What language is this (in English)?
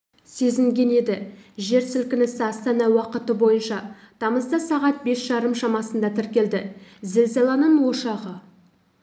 Kazakh